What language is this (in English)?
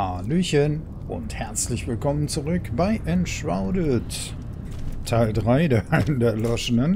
German